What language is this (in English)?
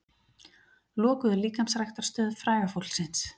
Icelandic